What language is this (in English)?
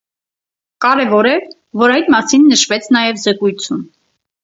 Armenian